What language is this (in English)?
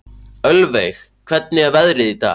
Icelandic